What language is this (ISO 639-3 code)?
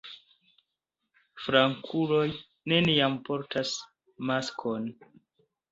epo